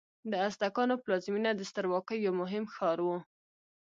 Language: Pashto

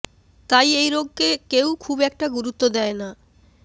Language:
Bangla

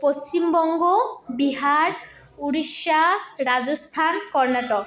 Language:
Santali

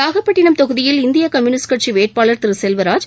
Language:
Tamil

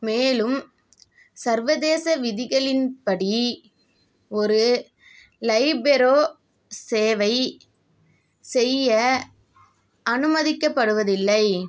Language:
Tamil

